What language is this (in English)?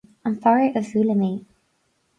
Irish